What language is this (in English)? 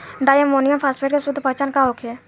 Bhojpuri